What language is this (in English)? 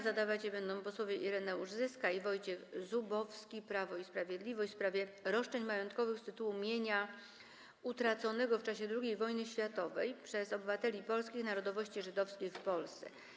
Polish